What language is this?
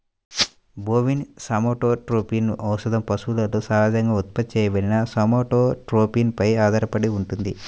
Telugu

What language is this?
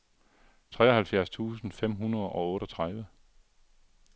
Danish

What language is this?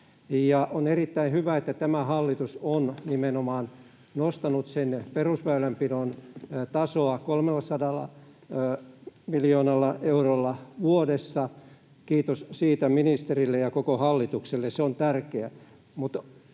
Finnish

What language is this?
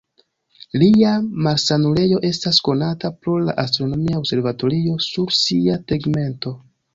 Esperanto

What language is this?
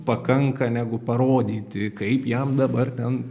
Lithuanian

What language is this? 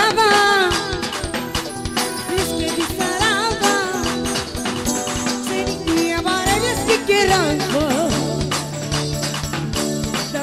Arabic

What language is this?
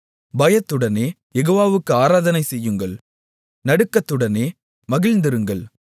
Tamil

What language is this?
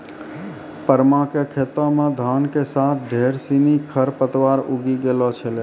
Maithili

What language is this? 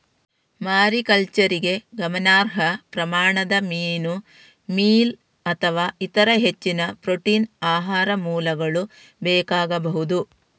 Kannada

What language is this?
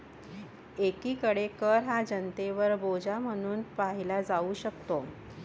Marathi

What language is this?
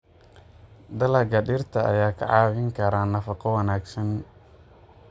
Somali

